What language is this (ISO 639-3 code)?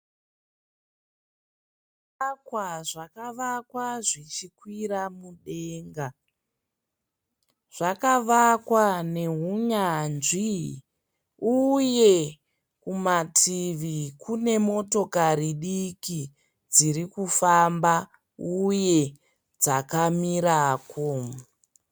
sna